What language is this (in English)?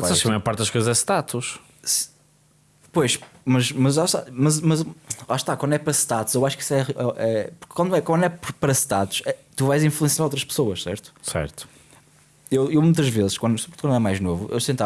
Portuguese